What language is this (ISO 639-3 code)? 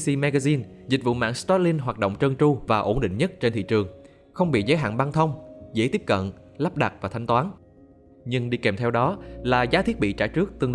vie